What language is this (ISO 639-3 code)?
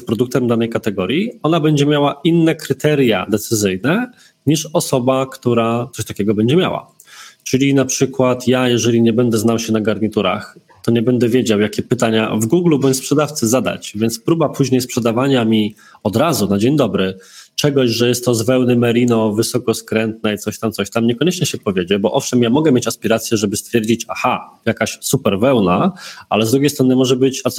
pol